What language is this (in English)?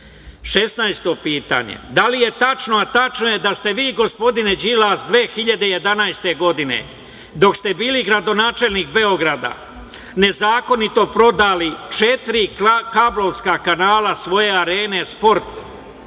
Serbian